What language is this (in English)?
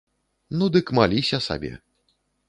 Belarusian